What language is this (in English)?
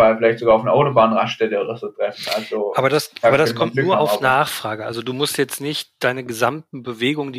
German